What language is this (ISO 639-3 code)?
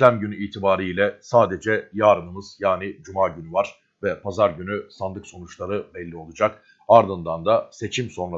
tur